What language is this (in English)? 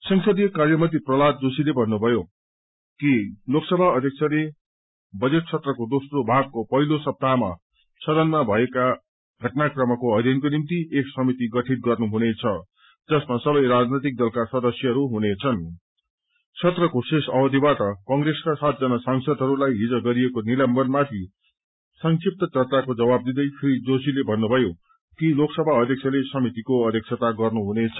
Nepali